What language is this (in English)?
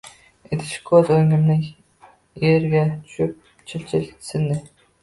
Uzbek